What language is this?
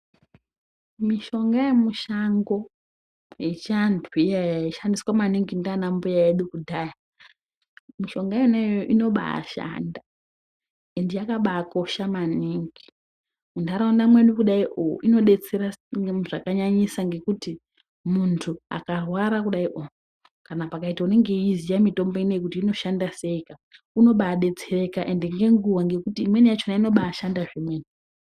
Ndau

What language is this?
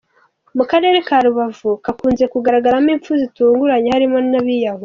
Kinyarwanda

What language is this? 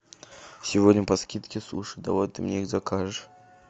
Russian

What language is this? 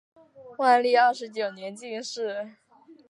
Chinese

